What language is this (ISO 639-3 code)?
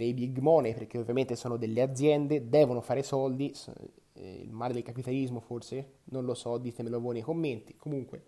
ita